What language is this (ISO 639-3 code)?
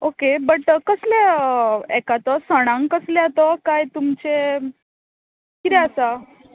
kok